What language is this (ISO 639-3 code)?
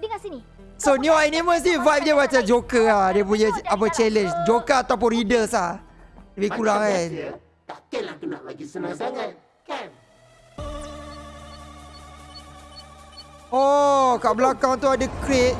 msa